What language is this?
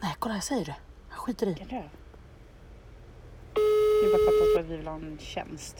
Swedish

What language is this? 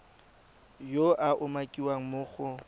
Tswana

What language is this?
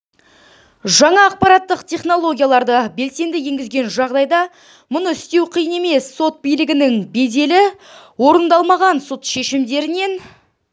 Kazakh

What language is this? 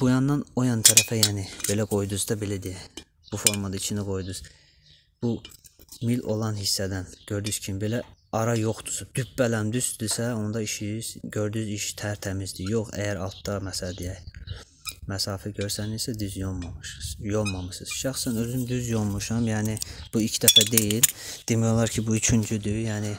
Turkish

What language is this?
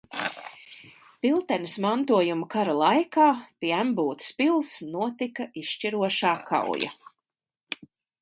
Latvian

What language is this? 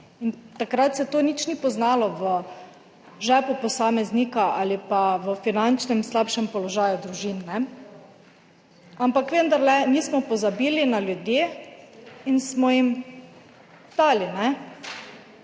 Slovenian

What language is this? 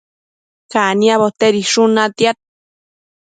Matsés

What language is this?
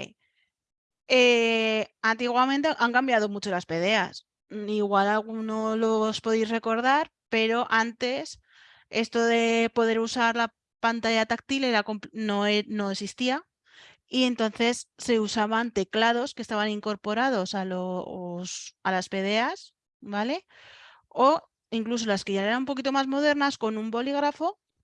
Spanish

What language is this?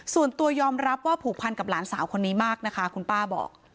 Thai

